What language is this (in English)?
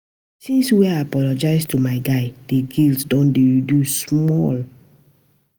Nigerian Pidgin